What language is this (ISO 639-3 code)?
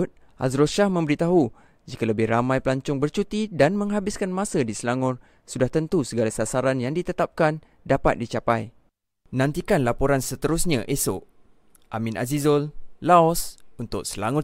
msa